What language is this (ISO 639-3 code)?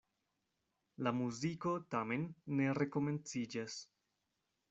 epo